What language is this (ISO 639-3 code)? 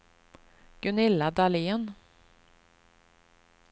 swe